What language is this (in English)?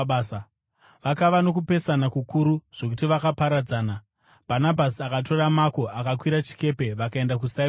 Shona